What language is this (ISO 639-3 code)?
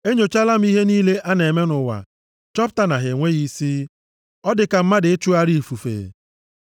ibo